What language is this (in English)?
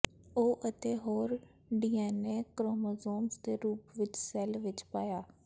Punjabi